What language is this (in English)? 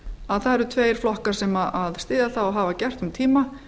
Icelandic